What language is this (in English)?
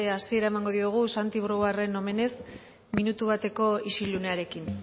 Basque